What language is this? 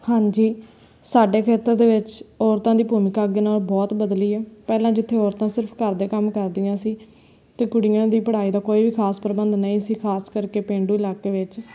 Punjabi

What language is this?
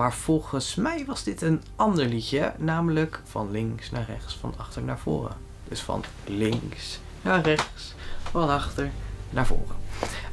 Dutch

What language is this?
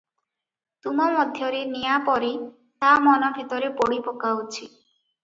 Odia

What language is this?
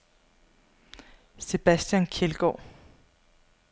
Danish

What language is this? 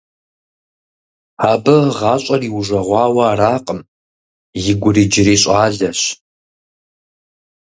Kabardian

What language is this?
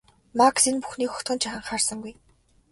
Mongolian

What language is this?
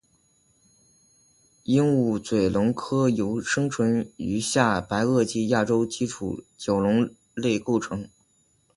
Chinese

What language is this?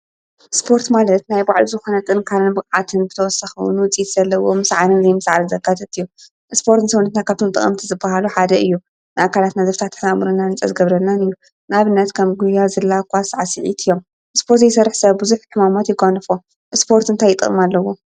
Tigrinya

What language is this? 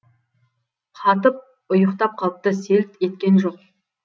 Kazakh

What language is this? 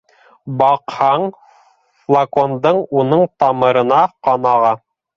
Bashkir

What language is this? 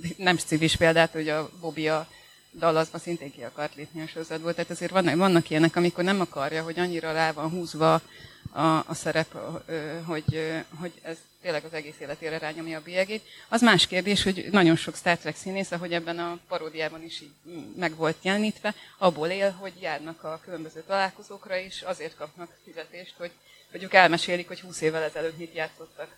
Hungarian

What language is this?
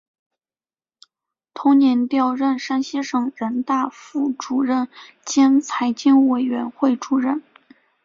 Chinese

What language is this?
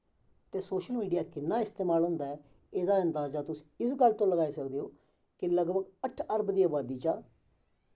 Dogri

